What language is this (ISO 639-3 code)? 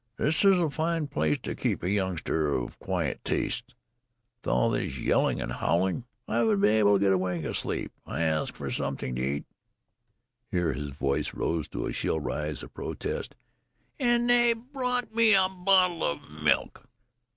eng